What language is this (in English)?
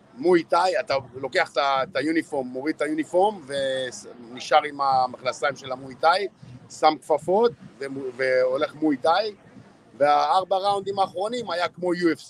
Hebrew